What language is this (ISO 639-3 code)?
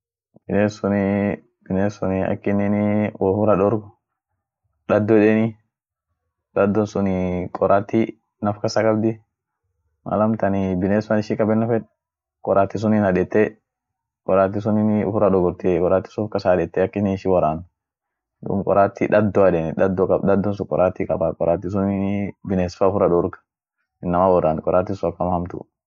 orc